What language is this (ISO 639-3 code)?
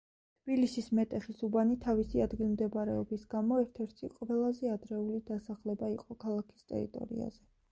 kat